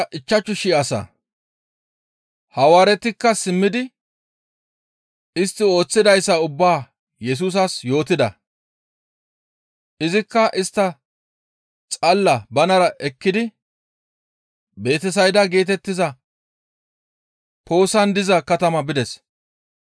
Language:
Gamo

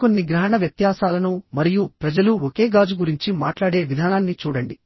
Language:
Telugu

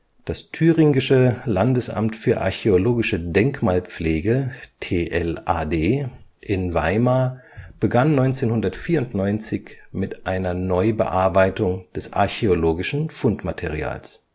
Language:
German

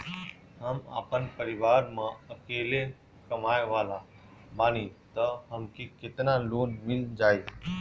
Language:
Bhojpuri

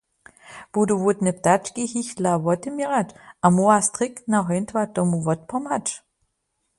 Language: Upper Sorbian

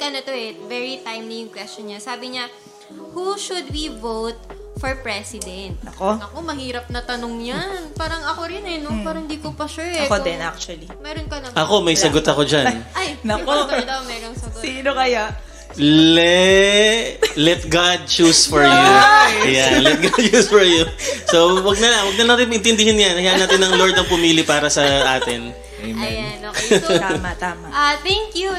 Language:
Filipino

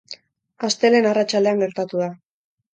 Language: Basque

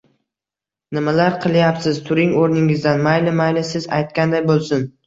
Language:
Uzbek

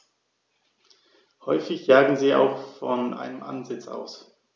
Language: German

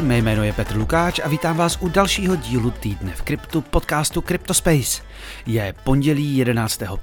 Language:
Czech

